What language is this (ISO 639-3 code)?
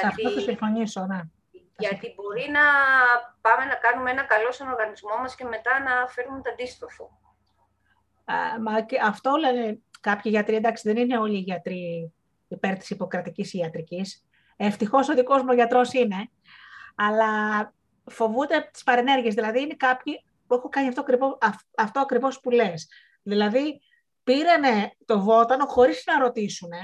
ell